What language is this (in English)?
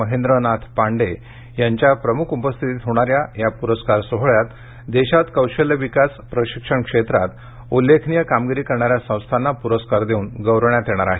Marathi